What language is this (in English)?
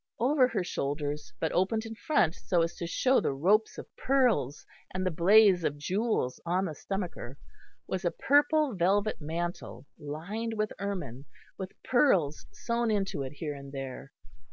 English